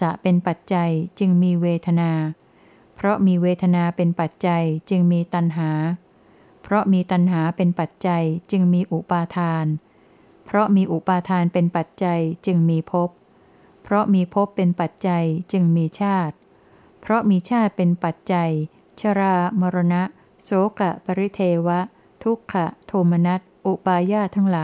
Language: Thai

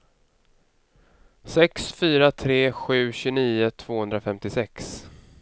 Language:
Swedish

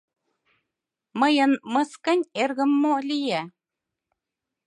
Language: Mari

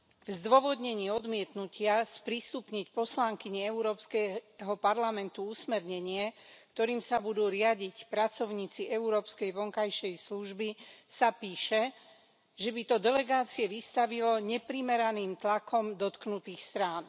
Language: Slovak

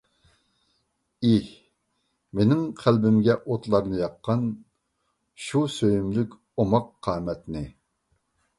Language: Uyghur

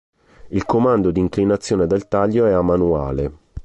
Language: Italian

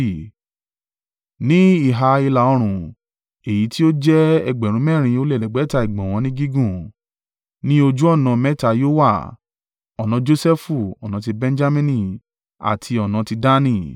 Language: Yoruba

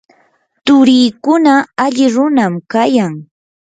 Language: Yanahuanca Pasco Quechua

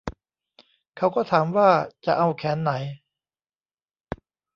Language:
Thai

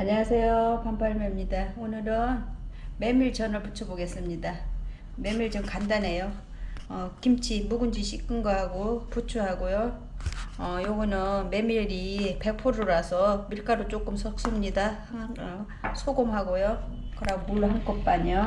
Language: Korean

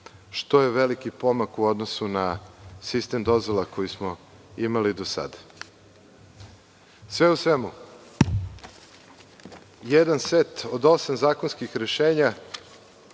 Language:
Serbian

